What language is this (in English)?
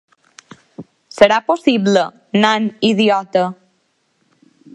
Catalan